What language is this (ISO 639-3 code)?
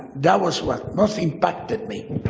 eng